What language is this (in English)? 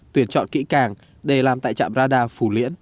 Vietnamese